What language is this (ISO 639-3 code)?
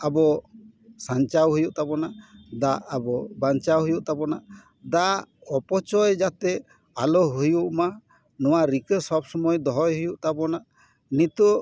sat